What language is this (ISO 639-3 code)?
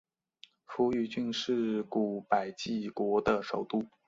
zho